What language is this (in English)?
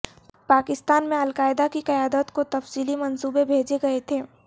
Urdu